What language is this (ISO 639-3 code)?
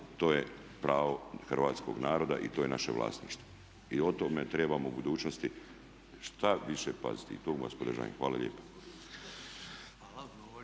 hrv